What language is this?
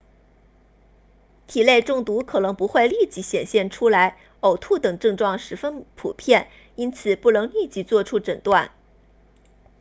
Chinese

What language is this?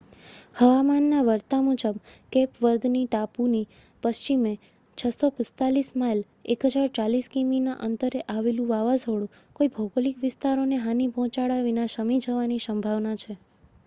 Gujarati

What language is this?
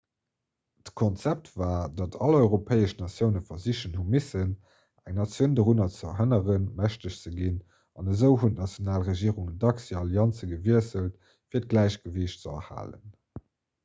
Luxembourgish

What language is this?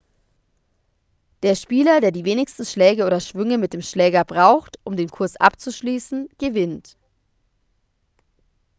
German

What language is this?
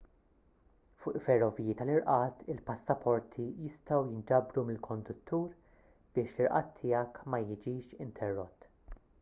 Maltese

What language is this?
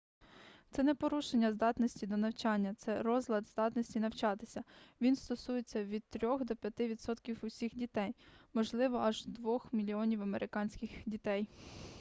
Ukrainian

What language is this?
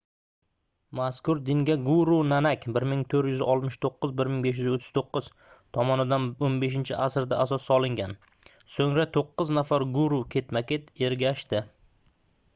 Uzbek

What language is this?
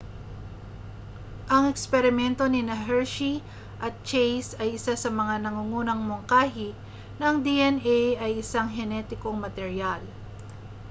Filipino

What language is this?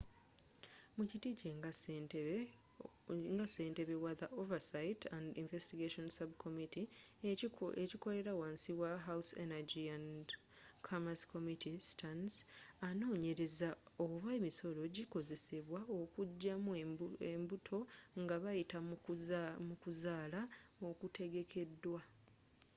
Ganda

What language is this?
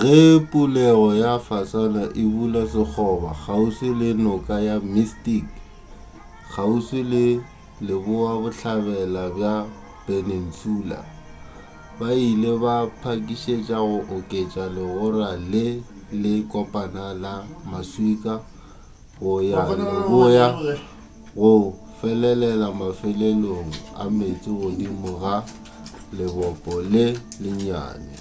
Northern Sotho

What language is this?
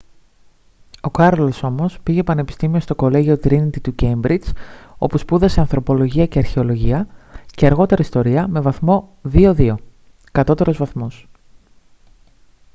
Greek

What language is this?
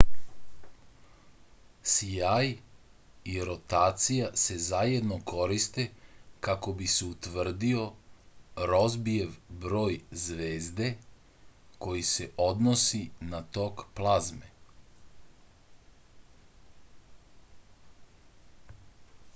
Serbian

